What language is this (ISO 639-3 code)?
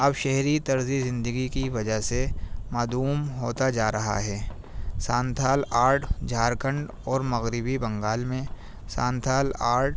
urd